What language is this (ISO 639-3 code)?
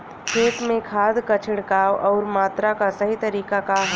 bho